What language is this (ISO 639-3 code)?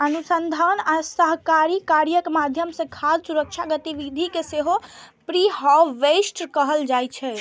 mai